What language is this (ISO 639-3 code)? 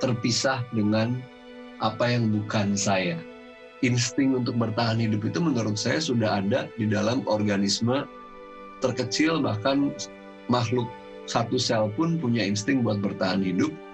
ind